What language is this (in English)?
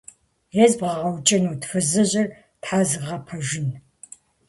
Kabardian